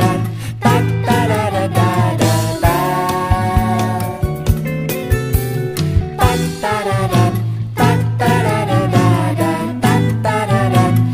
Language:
Thai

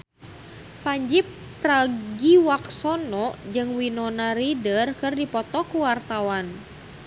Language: Sundanese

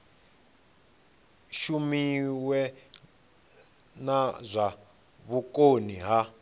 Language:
Venda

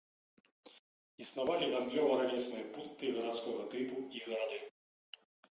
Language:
Belarusian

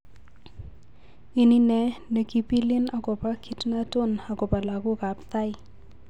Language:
Kalenjin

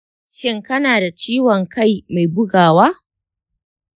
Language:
Hausa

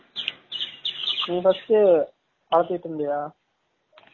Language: Tamil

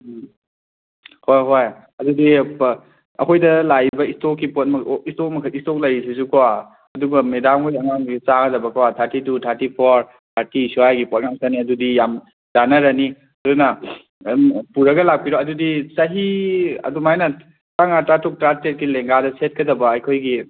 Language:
Manipuri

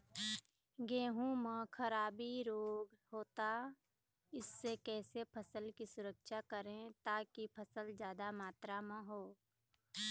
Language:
Chhattisgarhi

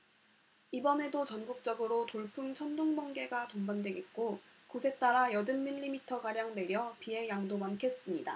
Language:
Korean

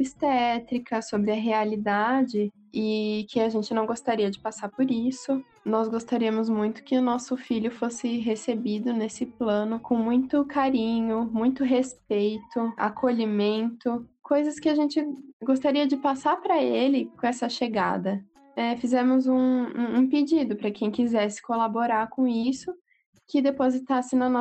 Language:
Portuguese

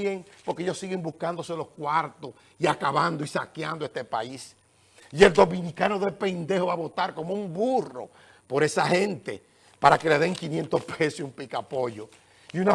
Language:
Spanish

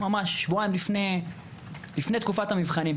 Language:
Hebrew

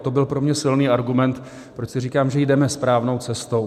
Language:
Czech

